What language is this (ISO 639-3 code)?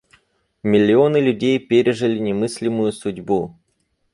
rus